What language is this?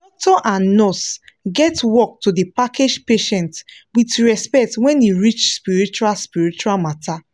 Nigerian Pidgin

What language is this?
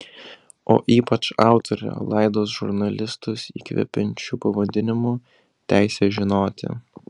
Lithuanian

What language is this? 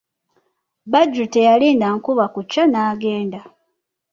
Ganda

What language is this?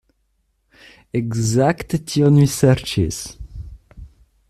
Esperanto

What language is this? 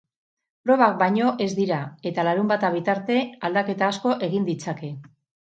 Basque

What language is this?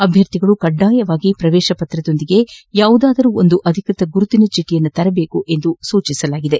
Kannada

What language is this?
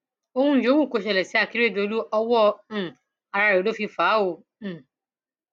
Yoruba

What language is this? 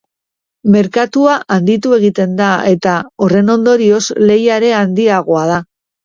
Basque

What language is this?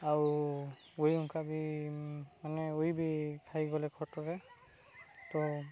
Odia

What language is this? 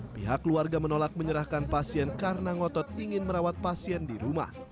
Indonesian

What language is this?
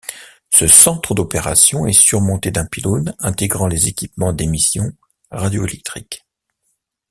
French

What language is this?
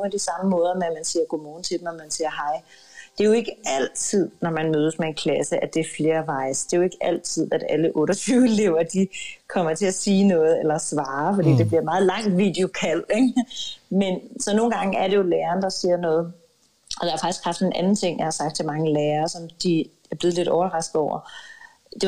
Danish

